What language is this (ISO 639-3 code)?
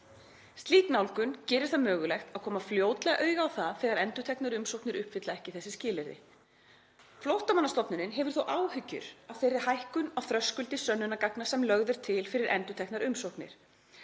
isl